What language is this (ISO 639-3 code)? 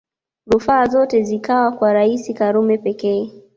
swa